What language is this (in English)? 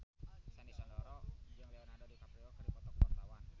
Sundanese